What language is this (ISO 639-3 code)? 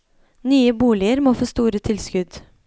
nor